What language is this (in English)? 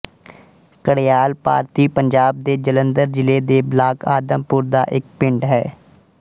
Punjabi